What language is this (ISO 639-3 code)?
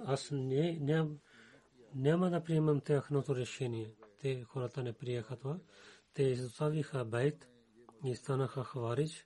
bul